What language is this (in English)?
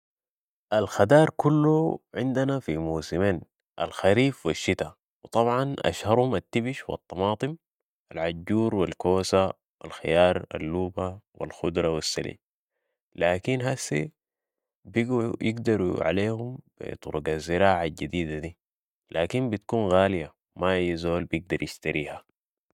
Sudanese Arabic